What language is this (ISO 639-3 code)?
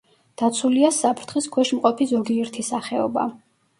kat